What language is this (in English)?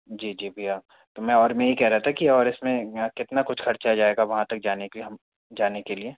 Hindi